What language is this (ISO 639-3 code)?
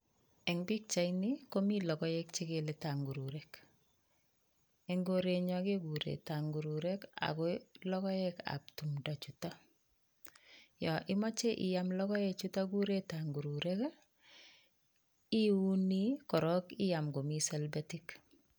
kln